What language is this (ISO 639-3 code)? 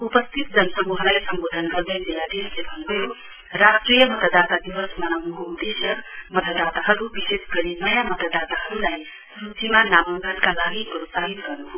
nep